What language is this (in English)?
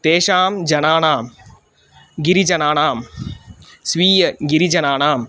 Sanskrit